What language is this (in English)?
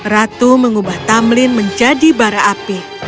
Indonesian